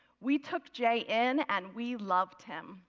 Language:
English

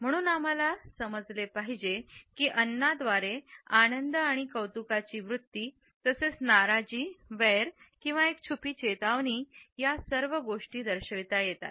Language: Marathi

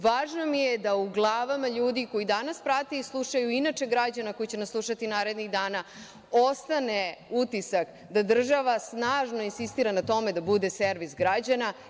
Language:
Serbian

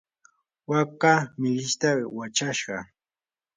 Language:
Yanahuanca Pasco Quechua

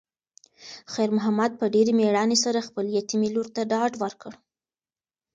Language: Pashto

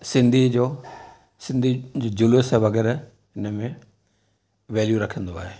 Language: Sindhi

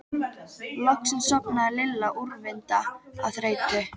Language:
Icelandic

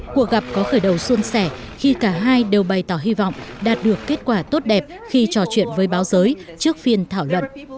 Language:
Vietnamese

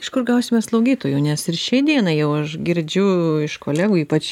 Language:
Lithuanian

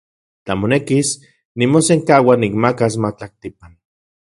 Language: Central Puebla Nahuatl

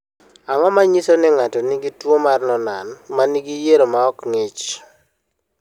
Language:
Luo (Kenya and Tanzania)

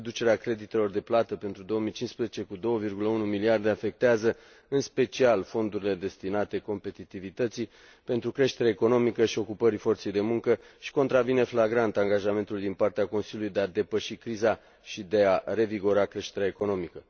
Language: Romanian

